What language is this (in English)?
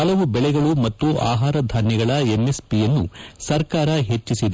Kannada